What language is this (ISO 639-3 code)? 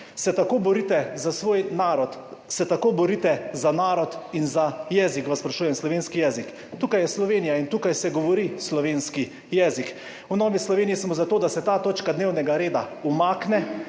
slv